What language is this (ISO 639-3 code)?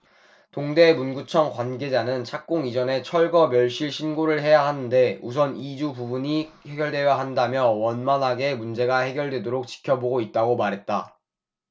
kor